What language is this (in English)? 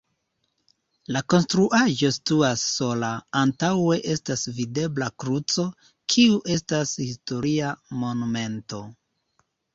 Esperanto